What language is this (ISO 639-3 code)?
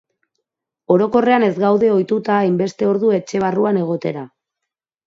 eus